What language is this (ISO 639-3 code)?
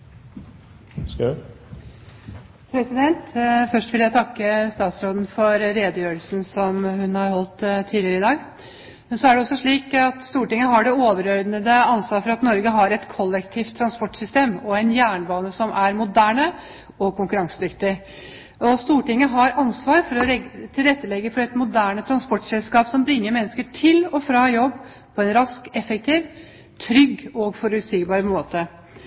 nob